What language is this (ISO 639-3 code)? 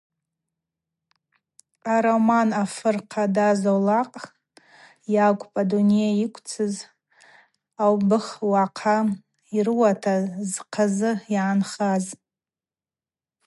abq